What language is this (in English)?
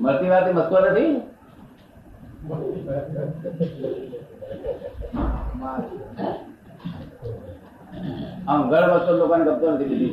Gujarati